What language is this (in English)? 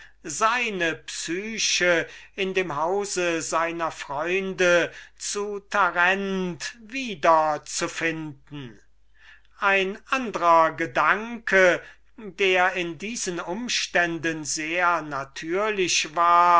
German